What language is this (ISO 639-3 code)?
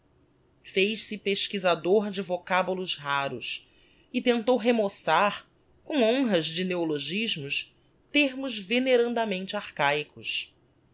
por